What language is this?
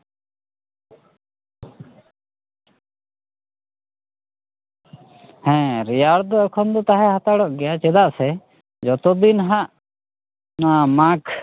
Santali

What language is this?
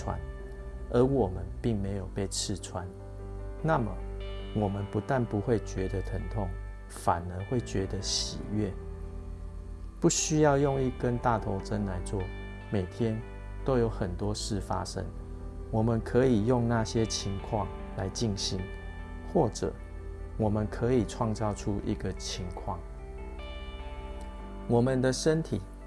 Chinese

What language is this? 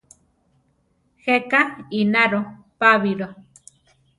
Central Tarahumara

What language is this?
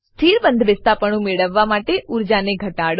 Gujarati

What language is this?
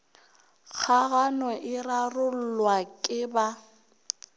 Northern Sotho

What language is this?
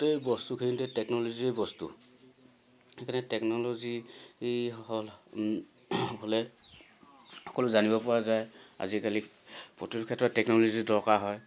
Assamese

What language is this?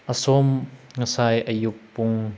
Manipuri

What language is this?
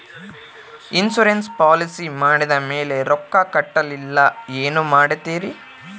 Kannada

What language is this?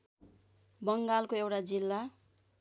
Nepali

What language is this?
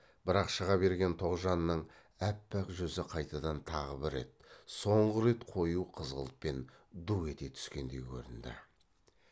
Kazakh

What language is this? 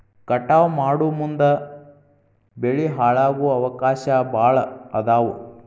Kannada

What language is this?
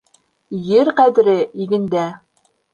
Bashkir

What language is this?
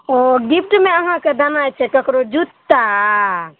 Maithili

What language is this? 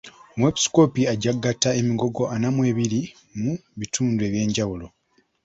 Ganda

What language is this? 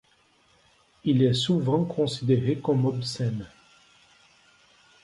French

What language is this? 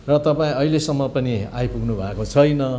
Nepali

